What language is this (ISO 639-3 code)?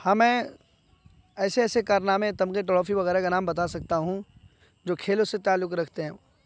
urd